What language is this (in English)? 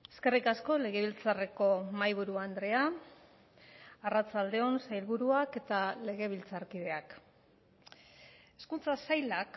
Basque